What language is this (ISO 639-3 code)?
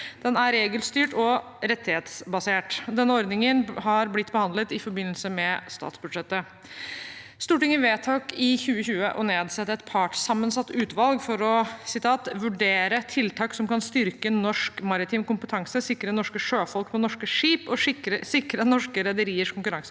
nor